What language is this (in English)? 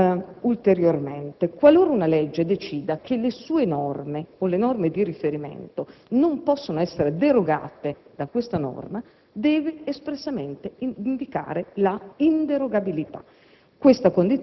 Italian